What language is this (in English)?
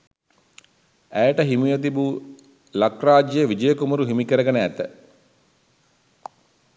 Sinhala